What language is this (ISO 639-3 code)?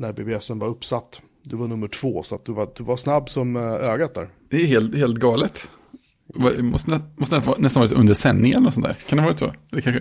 swe